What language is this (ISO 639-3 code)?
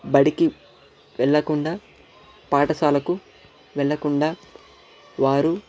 tel